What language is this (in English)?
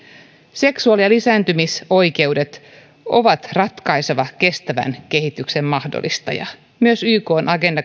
Finnish